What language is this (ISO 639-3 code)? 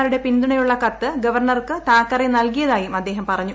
mal